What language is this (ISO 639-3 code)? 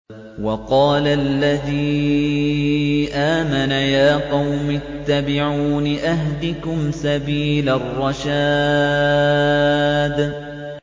ara